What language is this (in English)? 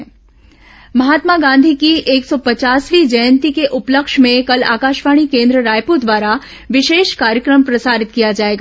Hindi